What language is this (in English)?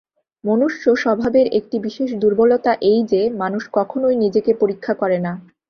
Bangla